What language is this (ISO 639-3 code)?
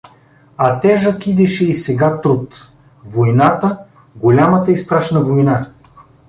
bul